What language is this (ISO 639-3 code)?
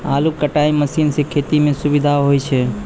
mai